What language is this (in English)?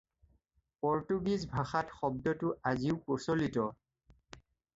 Assamese